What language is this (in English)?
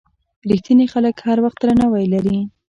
Pashto